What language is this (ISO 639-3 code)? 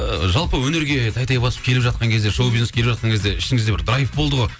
kaz